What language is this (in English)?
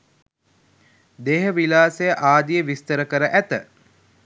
Sinhala